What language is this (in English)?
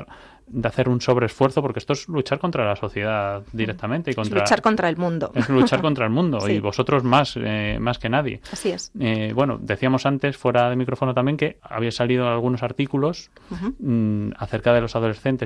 Spanish